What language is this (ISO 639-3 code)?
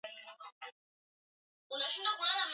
swa